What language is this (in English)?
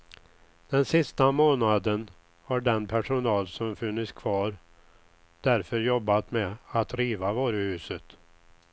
Swedish